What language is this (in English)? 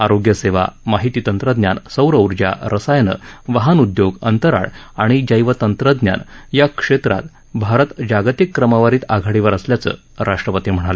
Marathi